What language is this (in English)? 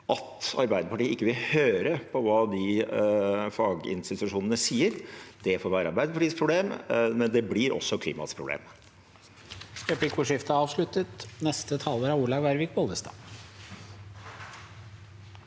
Norwegian